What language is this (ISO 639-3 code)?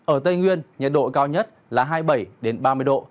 vie